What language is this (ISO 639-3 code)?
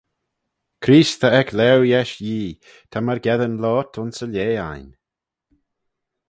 glv